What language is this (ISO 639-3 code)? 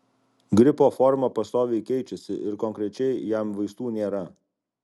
lit